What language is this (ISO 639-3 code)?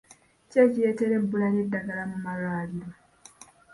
lug